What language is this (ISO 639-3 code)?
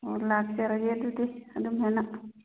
mni